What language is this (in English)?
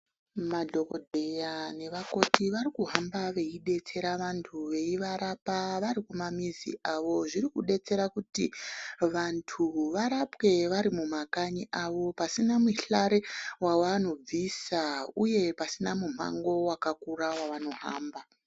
Ndau